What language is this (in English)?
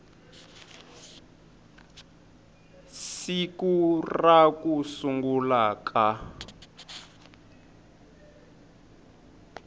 Tsonga